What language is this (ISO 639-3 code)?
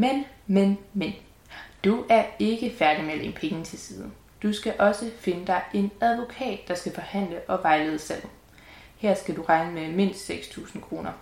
dan